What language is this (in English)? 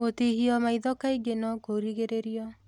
Kikuyu